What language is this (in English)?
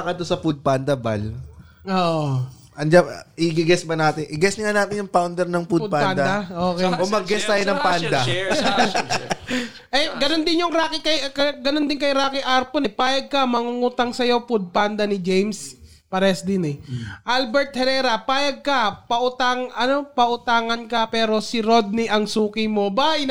Filipino